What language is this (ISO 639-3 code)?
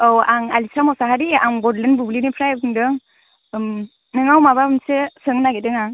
brx